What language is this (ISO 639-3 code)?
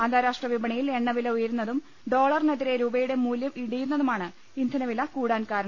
mal